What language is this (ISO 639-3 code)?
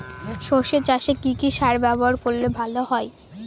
ben